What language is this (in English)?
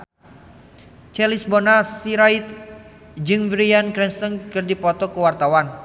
Sundanese